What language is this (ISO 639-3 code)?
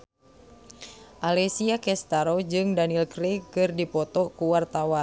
sun